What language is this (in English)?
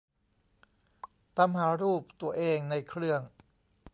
Thai